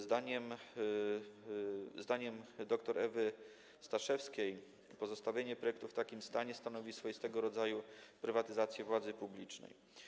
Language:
Polish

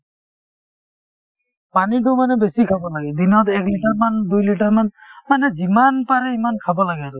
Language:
Assamese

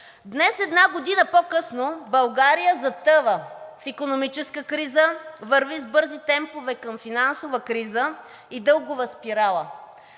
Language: Bulgarian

